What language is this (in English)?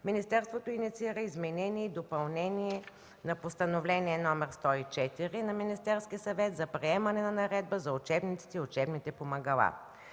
Bulgarian